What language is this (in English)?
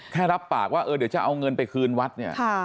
Thai